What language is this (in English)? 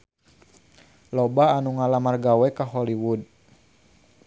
Sundanese